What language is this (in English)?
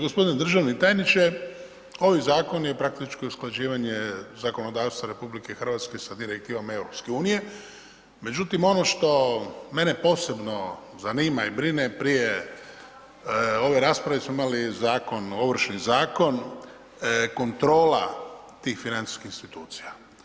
Croatian